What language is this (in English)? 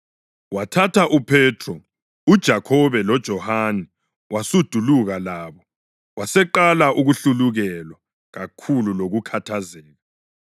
North Ndebele